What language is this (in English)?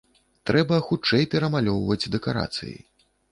Belarusian